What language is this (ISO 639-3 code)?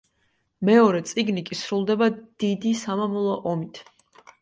kat